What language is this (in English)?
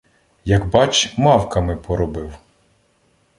Ukrainian